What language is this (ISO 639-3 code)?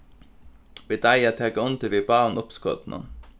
fao